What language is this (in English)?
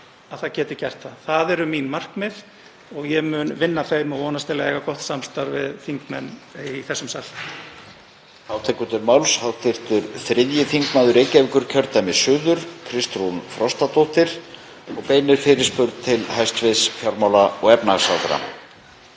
Icelandic